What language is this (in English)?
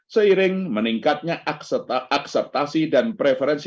Indonesian